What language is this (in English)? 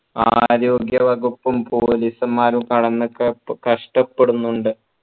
Malayalam